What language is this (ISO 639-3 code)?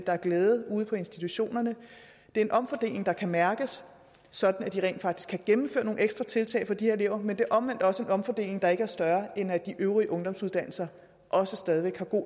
dan